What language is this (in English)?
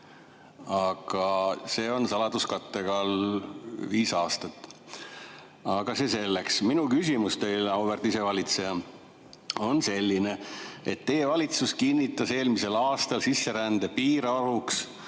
Estonian